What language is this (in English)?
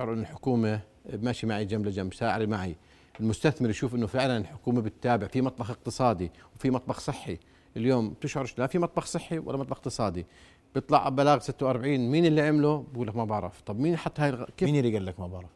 Arabic